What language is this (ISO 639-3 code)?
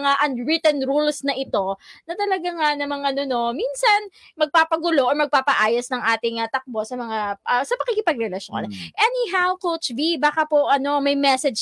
fil